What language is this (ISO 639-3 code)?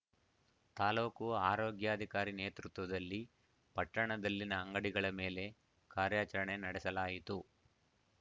kan